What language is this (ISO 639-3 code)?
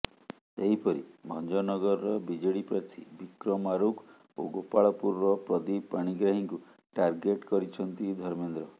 ori